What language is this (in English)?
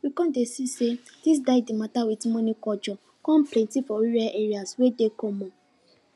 Nigerian Pidgin